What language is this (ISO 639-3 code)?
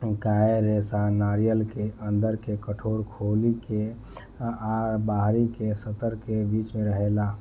bho